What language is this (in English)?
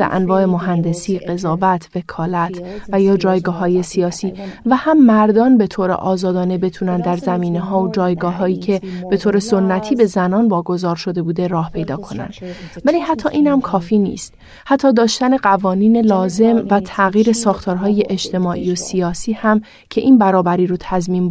Persian